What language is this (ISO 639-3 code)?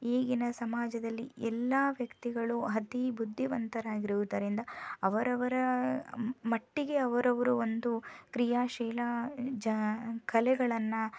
kan